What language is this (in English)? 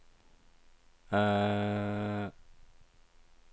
Norwegian